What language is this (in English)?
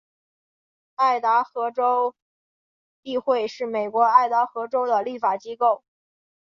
Chinese